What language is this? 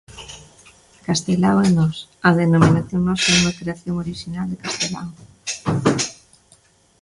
Galician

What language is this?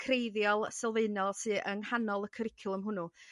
Welsh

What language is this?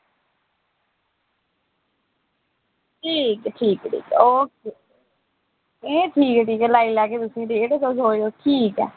Dogri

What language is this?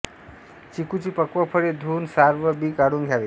Marathi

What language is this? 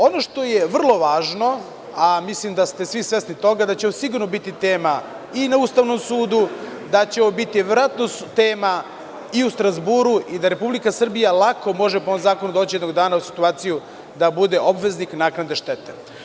Serbian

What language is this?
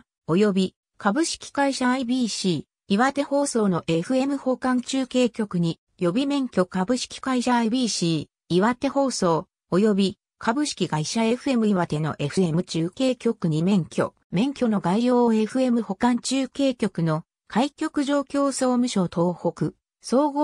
Japanese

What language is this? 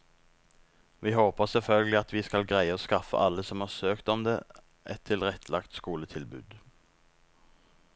Norwegian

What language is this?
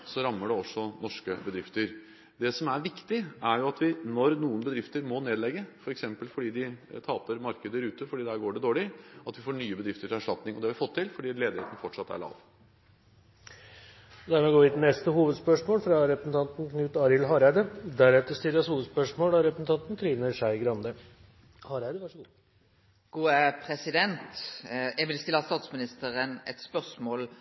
Norwegian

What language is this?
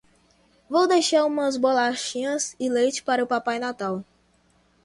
Portuguese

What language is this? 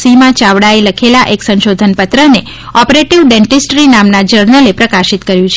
Gujarati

